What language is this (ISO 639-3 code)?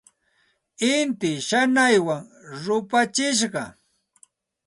qxt